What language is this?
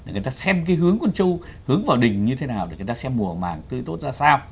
Vietnamese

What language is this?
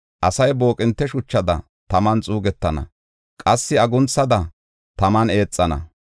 Gofa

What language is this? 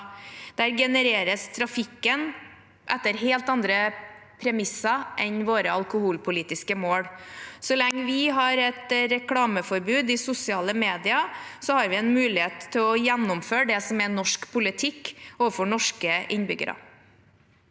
Norwegian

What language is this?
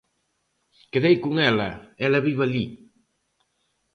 Galician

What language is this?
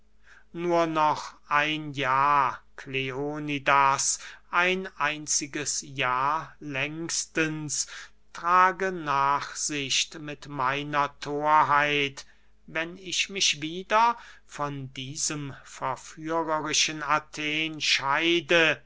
German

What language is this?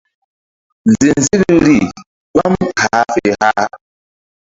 Mbum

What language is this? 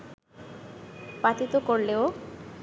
Bangla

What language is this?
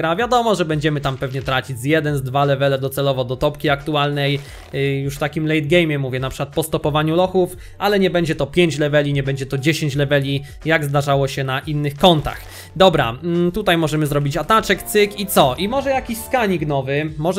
Polish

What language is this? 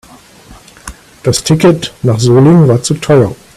German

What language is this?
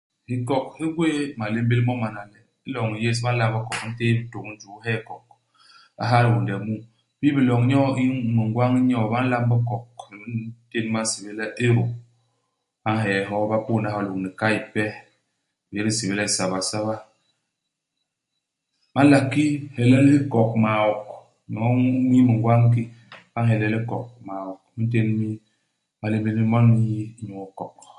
Basaa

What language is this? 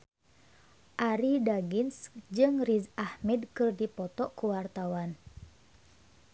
Sundanese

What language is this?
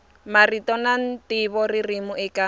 Tsonga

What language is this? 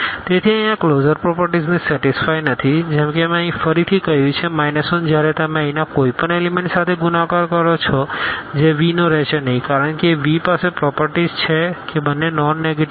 Gujarati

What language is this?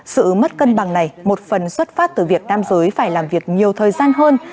Vietnamese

